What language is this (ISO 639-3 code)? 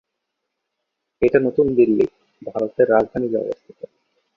ben